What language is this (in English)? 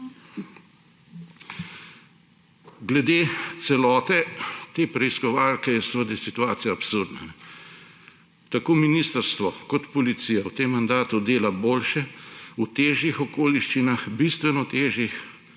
Slovenian